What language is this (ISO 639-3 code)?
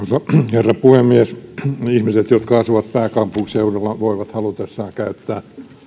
fin